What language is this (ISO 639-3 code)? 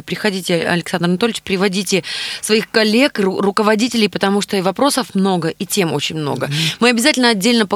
rus